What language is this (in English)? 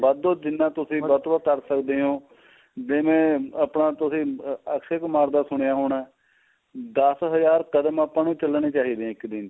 Punjabi